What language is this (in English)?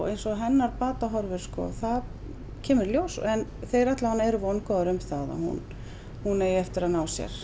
Icelandic